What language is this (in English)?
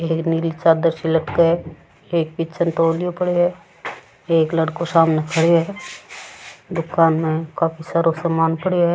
Rajasthani